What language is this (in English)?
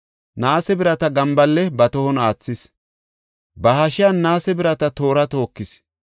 Gofa